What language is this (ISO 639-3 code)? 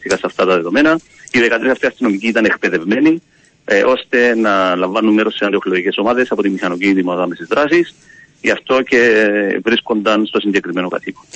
ell